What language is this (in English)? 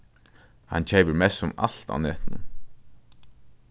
Faroese